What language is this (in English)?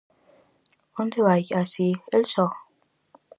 Galician